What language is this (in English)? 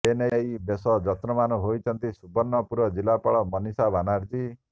Odia